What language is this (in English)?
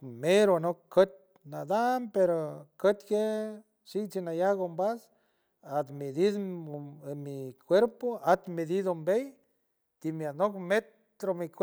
San Francisco Del Mar Huave